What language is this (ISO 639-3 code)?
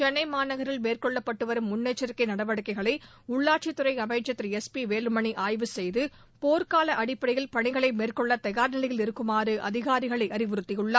tam